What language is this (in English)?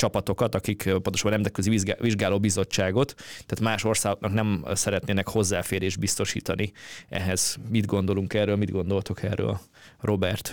Hungarian